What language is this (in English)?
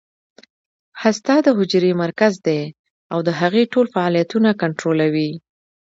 Pashto